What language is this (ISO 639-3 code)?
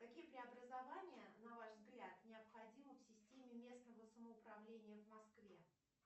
rus